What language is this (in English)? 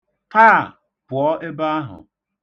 Igbo